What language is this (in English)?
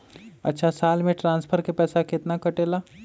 Magahi